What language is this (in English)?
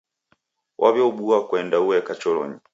Taita